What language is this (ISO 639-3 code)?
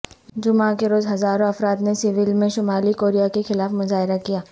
urd